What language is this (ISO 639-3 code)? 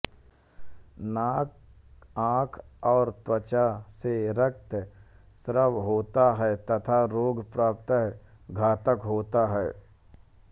hin